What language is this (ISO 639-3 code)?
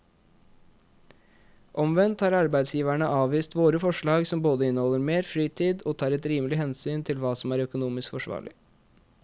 nor